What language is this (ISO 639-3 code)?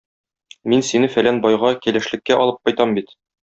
tat